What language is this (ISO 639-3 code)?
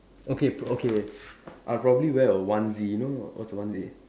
eng